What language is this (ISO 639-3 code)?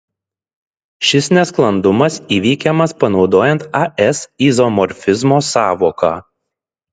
lit